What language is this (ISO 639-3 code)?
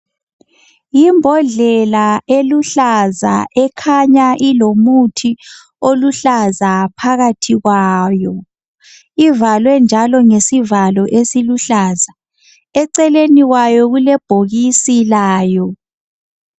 nde